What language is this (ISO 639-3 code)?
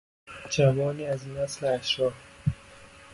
fas